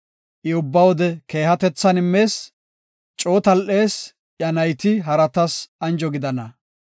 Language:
Gofa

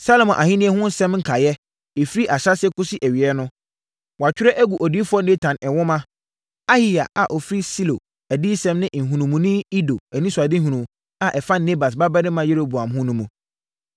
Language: Akan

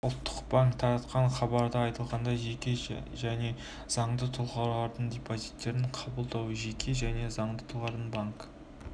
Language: Kazakh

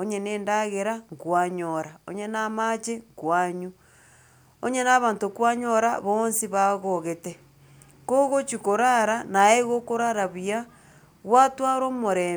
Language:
Gusii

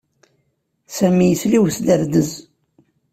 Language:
Kabyle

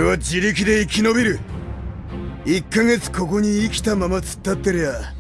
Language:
Japanese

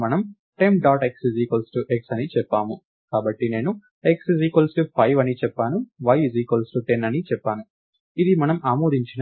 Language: Telugu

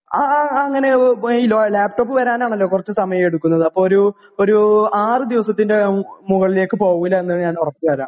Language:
Malayalam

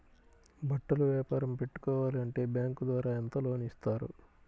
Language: Telugu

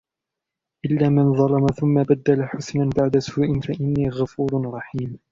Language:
Arabic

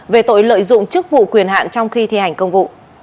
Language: Vietnamese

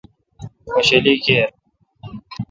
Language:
Kalkoti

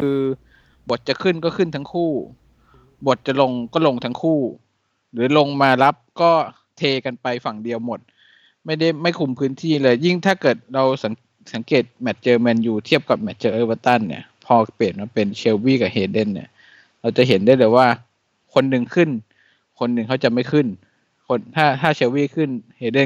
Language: Thai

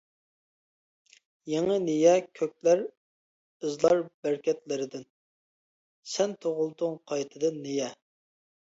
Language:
Uyghur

